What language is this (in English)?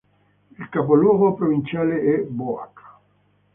Italian